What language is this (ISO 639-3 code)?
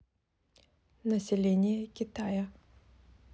rus